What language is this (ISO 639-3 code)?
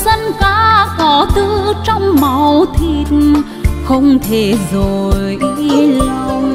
vie